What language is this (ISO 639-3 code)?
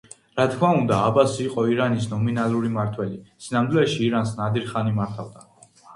kat